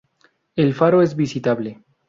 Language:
Spanish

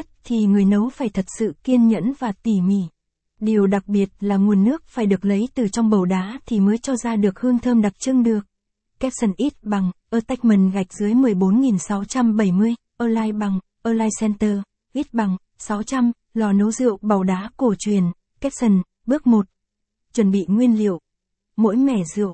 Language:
Vietnamese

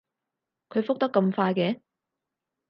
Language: Cantonese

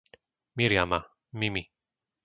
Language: Slovak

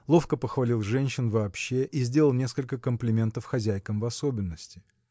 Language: Russian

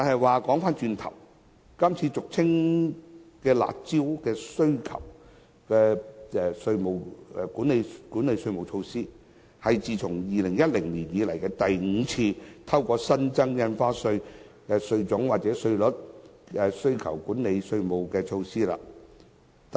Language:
Cantonese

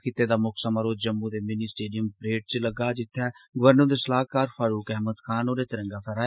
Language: Dogri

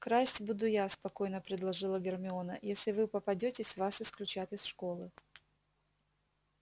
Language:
Russian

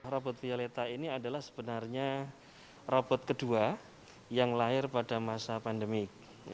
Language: Indonesian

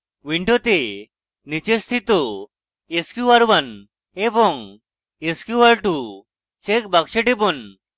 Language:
Bangla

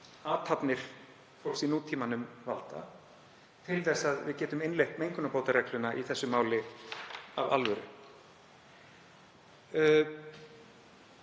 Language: Icelandic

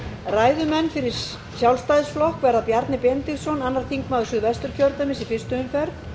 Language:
Icelandic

